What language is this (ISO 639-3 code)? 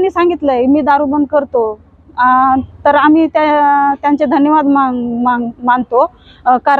mar